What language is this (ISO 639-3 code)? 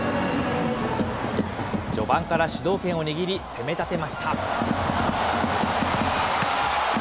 jpn